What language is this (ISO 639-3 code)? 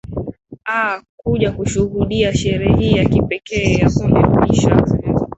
swa